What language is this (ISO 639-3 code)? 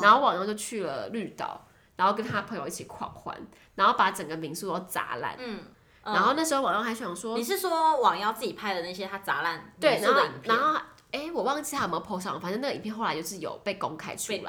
zho